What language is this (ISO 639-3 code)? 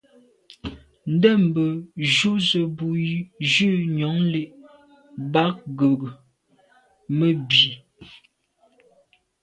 byv